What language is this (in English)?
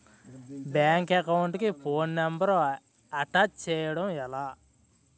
Telugu